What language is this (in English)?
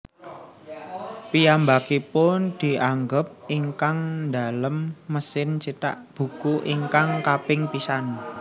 Javanese